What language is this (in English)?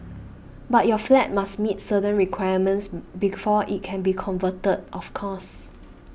English